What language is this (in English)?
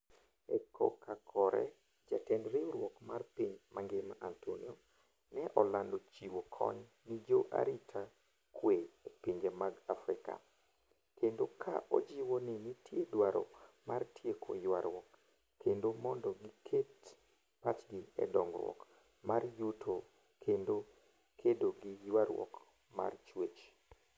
Luo (Kenya and Tanzania)